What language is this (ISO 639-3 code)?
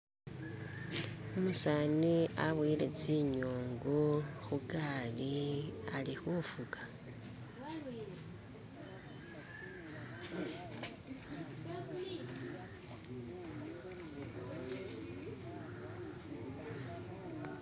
myx